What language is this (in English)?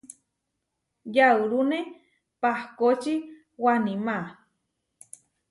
Huarijio